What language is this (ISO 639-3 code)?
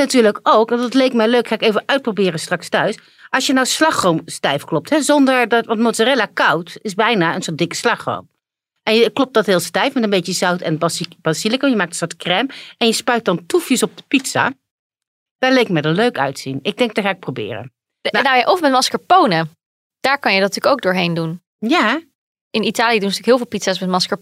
nld